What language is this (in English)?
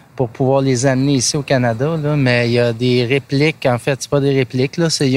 French